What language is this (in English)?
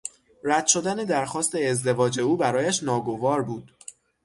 Persian